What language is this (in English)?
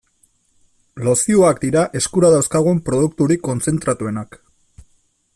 Basque